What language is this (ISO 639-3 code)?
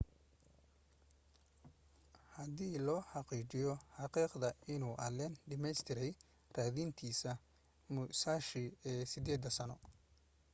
som